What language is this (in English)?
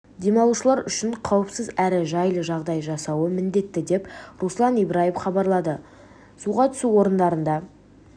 Kazakh